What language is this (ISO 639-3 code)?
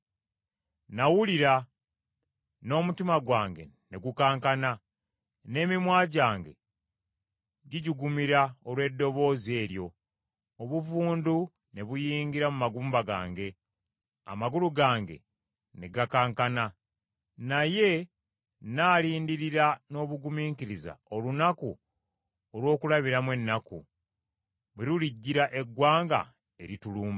lug